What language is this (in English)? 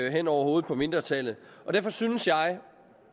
Danish